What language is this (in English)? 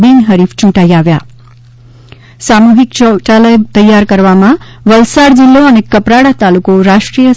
Gujarati